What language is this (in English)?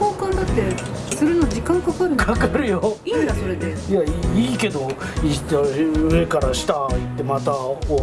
Japanese